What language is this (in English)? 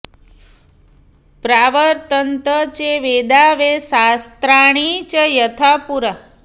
Sanskrit